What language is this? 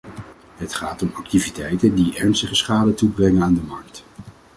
Dutch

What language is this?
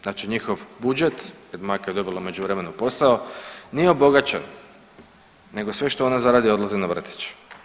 Croatian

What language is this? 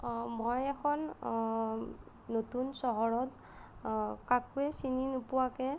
Assamese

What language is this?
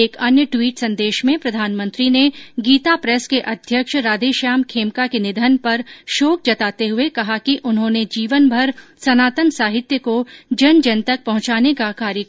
Hindi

